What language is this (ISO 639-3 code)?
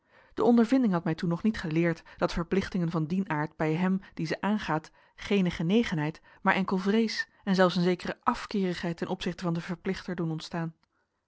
nld